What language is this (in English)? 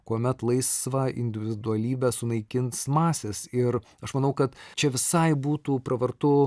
Lithuanian